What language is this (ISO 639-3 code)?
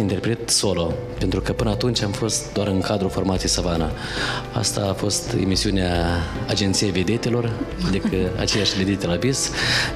ron